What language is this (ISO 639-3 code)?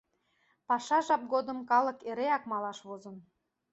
chm